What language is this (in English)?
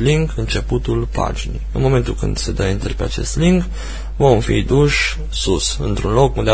Romanian